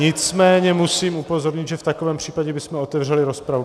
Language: Czech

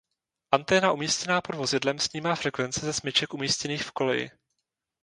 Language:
Czech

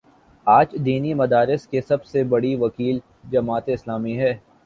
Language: Urdu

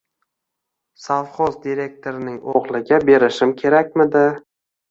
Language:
Uzbek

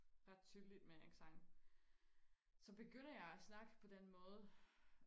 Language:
Danish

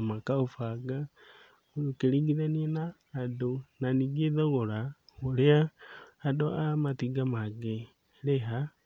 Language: Kikuyu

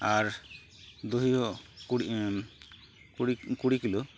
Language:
Santali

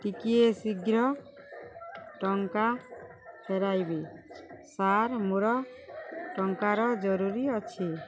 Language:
Odia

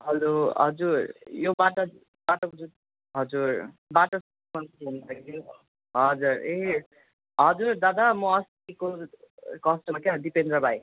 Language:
Nepali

